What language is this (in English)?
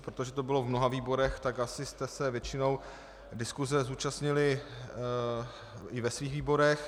Czech